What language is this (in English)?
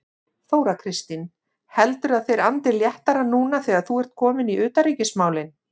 Icelandic